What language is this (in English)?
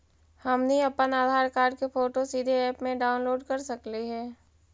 Magahi